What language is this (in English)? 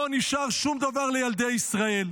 Hebrew